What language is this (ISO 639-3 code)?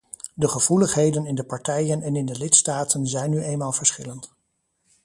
nld